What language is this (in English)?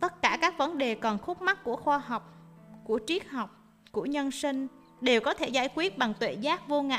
Vietnamese